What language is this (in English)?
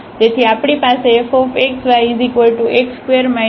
Gujarati